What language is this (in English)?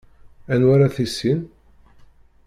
Kabyle